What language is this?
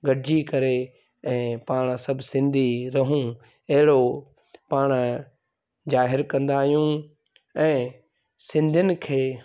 Sindhi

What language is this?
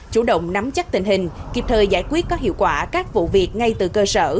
Vietnamese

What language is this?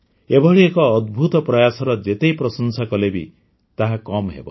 Odia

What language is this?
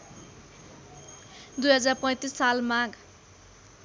Nepali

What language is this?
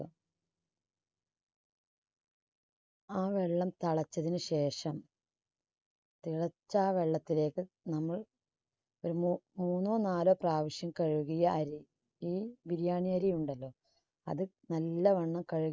Malayalam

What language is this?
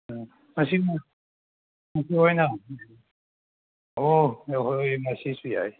Manipuri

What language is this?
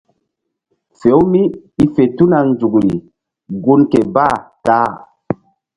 Mbum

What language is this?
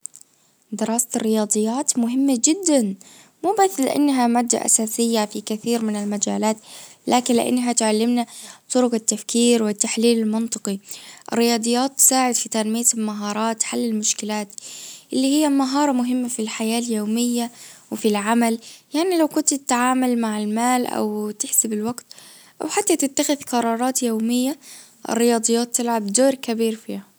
Najdi Arabic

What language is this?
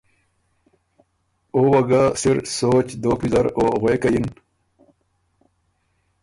Ormuri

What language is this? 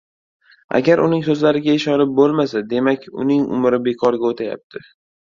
Uzbek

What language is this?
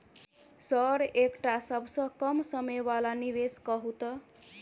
Maithili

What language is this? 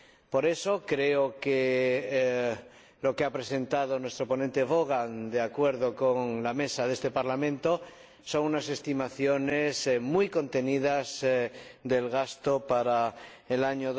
Spanish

